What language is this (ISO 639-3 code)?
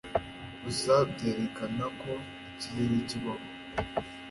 kin